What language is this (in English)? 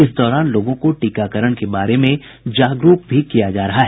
Hindi